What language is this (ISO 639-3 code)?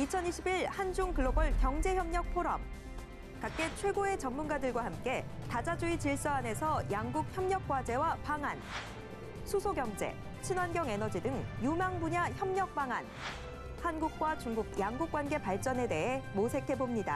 kor